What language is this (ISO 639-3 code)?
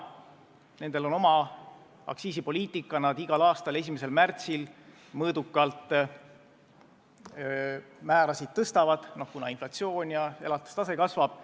est